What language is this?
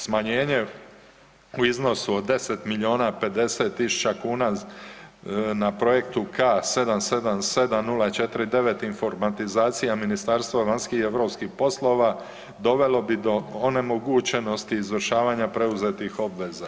Croatian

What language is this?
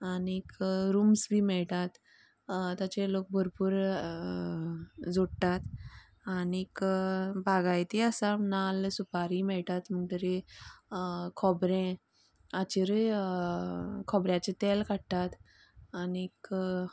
Konkani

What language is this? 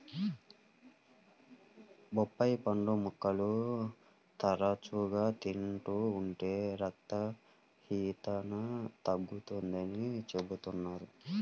Telugu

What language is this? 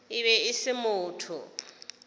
Northern Sotho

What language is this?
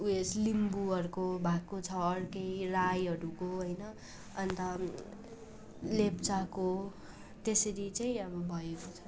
Nepali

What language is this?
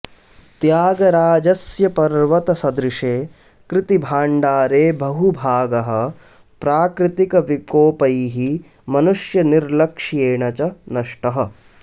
Sanskrit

